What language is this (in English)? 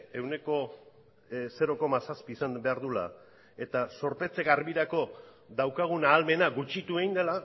Basque